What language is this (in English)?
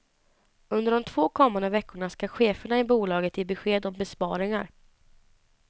Swedish